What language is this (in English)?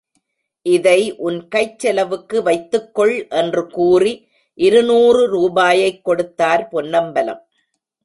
Tamil